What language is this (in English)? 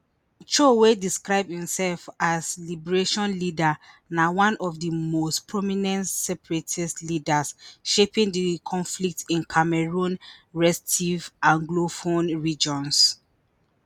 Nigerian Pidgin